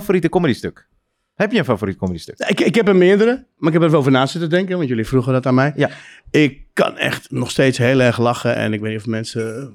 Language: Dutch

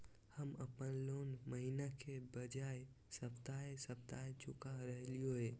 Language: Magahi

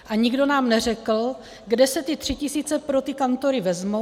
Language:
Czech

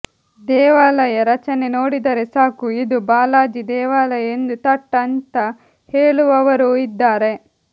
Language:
Kannada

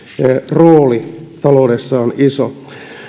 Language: Finnish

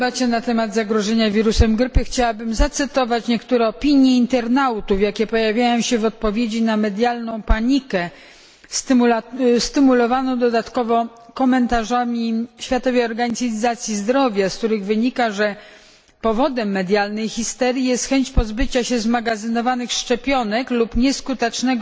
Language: Polish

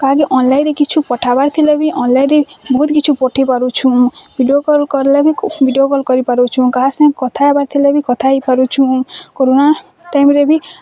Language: Odia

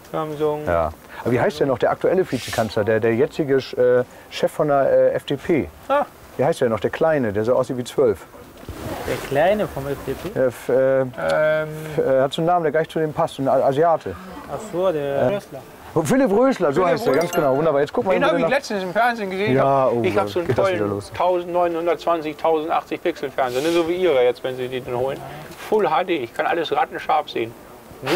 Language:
German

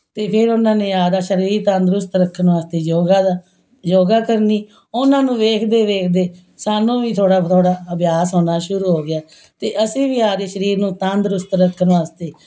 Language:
Punjabi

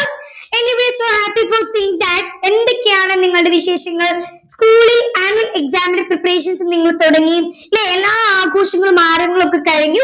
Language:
Malayalam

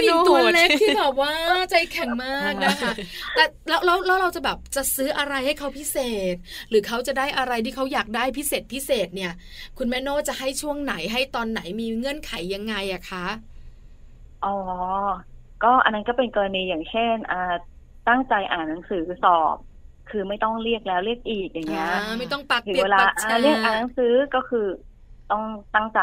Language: Thai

